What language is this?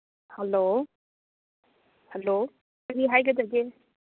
Manipuri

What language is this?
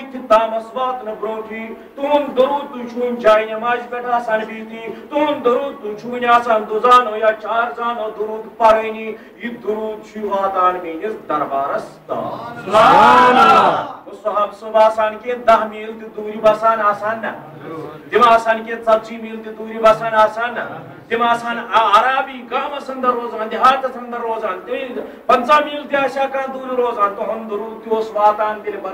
Arabic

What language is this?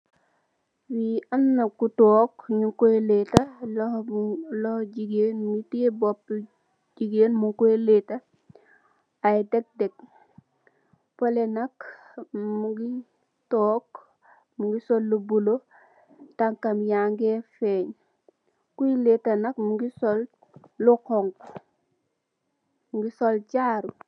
Wolof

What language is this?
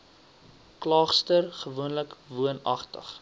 Afrikaans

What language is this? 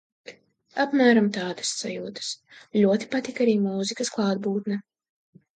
Latvian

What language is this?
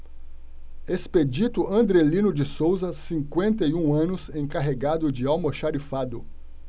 Portuguese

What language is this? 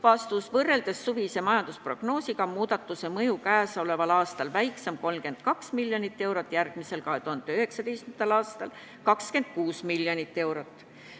Estonian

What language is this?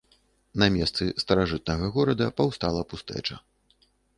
Belarusian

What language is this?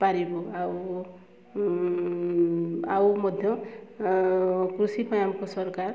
Odia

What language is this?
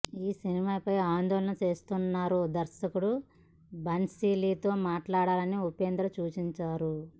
Telugu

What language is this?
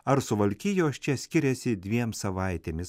Lithuanian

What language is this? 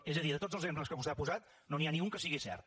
Catalan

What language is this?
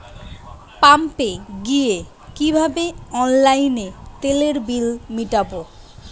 Bangla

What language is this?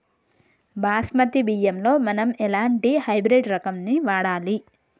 Telugu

